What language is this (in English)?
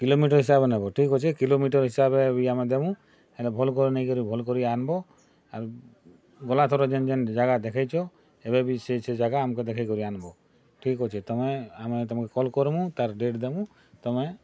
Odia